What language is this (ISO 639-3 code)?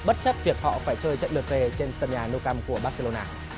vie